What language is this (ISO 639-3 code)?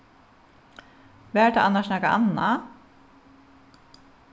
fao